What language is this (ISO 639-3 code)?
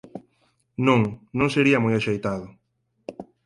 glg